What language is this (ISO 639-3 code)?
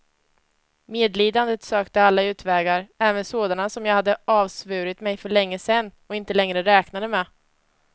swe